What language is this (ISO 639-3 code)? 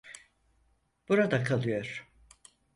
tur